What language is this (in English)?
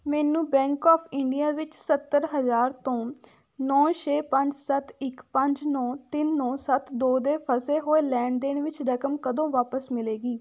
Punjabi